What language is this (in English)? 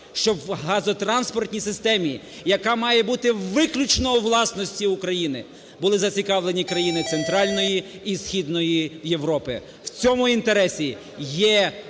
Ukrainian